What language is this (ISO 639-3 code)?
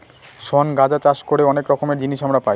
ben